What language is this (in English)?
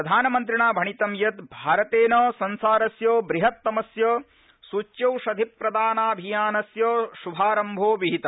Sanskrit